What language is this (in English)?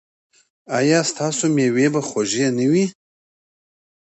Pashto